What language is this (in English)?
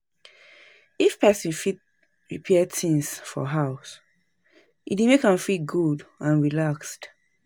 Nigerian Pidgin